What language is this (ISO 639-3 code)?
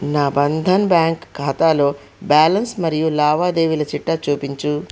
tel